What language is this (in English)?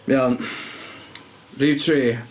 Welsh